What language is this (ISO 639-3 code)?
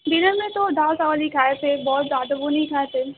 urd